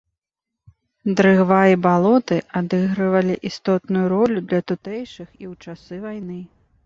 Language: Belarusian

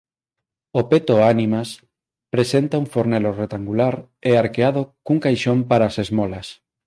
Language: Galician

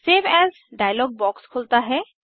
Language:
Hindi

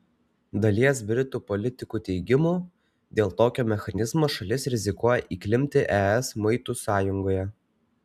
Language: Lithuanian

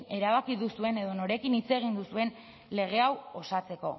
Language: Basque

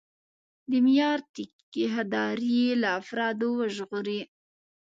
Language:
Pashto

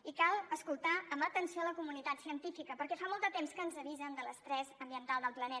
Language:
Catalan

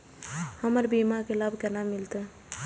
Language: Maithili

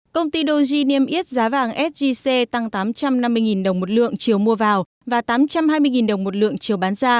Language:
Vietnamese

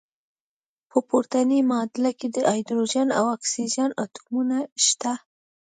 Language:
Pashto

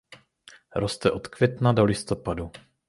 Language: Czech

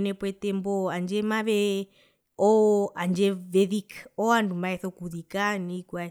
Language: Herero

